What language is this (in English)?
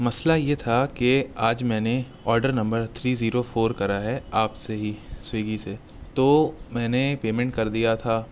Urdu